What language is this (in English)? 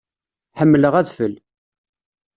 Kabyle